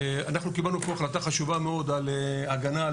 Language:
Hebrew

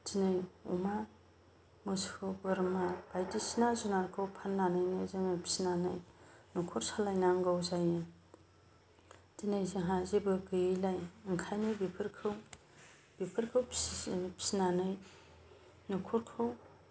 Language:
Bodo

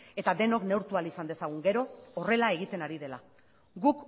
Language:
Basque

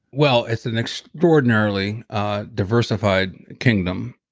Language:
English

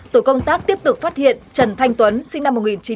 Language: Vietnamese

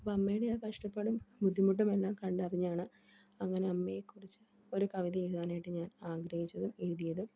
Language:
Malayalam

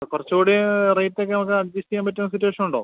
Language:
Malayalam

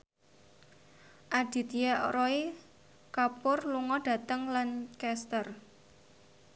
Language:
Javanese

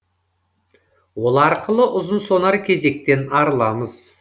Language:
Kazakh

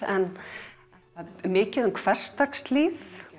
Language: Icelandic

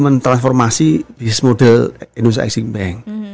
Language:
Indonesian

